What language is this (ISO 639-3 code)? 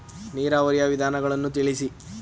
kan